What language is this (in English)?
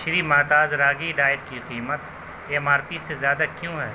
Urdu